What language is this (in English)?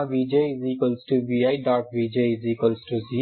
Telugu